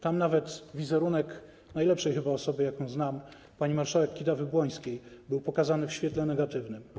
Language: Polish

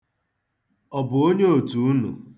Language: Igbo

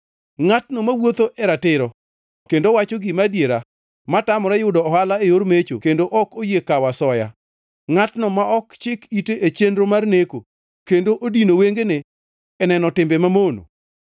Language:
Luo (Kenya and Tanzania)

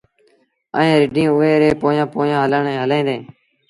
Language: Sindhi Bhil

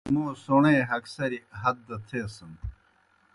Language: Kohistani Shina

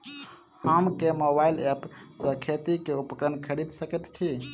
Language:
Maithili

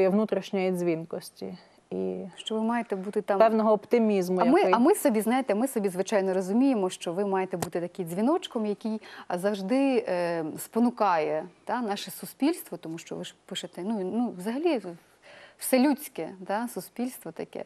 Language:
Russian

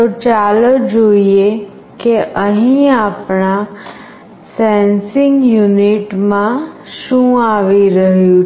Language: Gujarati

